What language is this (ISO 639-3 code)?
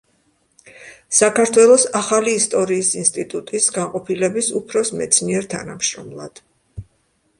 kat